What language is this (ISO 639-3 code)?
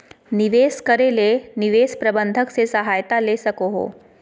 mag